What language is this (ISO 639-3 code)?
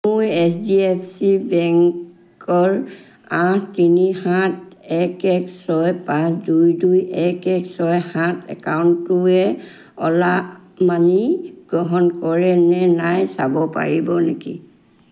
asm